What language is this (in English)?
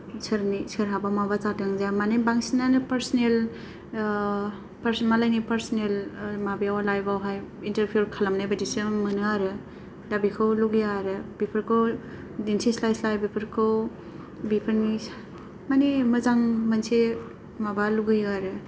Bodo